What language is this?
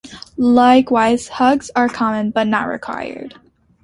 English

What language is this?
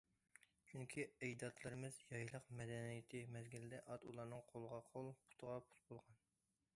Uyghur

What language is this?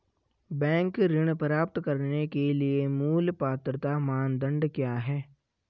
Hindi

